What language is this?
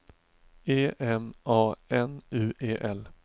Swedish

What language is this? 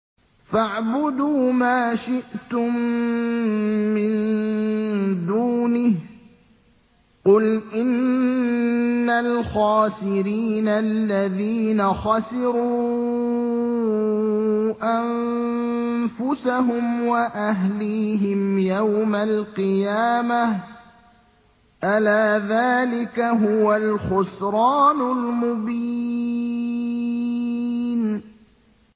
Arabic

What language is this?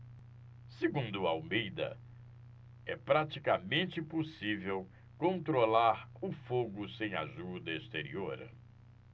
Portuguese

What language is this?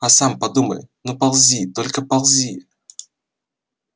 Russian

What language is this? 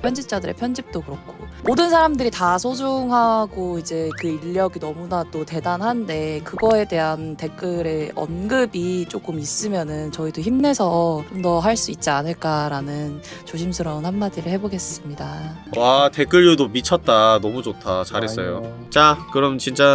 Korean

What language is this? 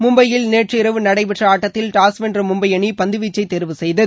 Tamil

